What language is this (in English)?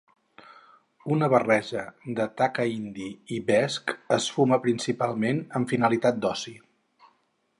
Catalan